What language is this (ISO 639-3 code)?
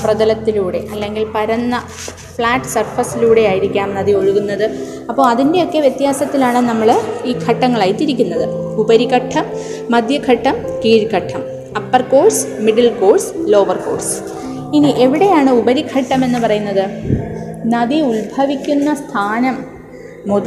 mal